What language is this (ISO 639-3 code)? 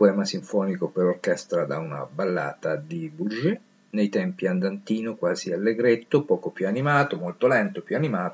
ita